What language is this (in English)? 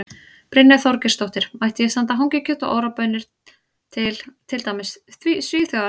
Icelandic